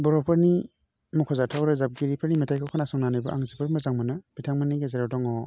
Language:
Bodo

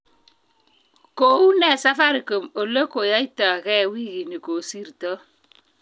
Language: Kalenjin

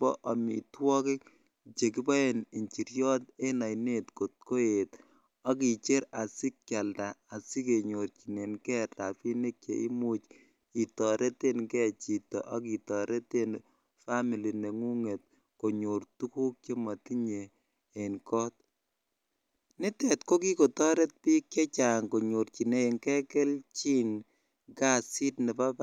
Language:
Kalenjin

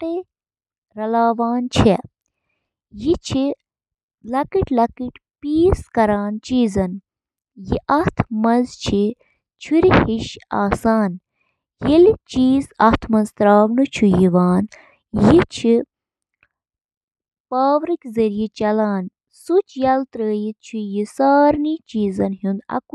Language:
Kashmiri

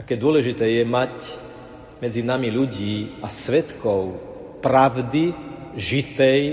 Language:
Slovak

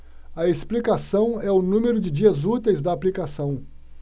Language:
Portuguese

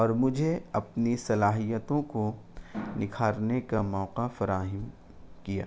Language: Urdu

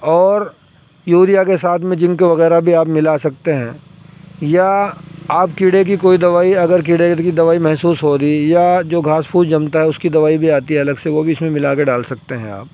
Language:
Urdu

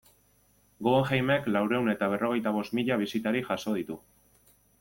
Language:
Basque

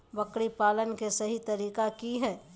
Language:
Magahi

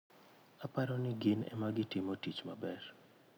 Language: Luo (Kenya and Tanzania)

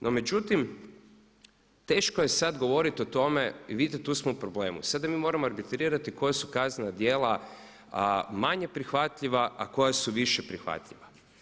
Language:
Croatian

